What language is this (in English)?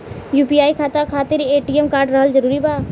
Bhojpuri